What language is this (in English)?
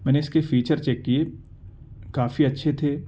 Urdu